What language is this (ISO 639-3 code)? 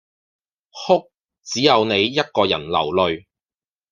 yue